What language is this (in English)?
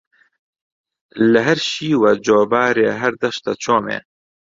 Central Kurdish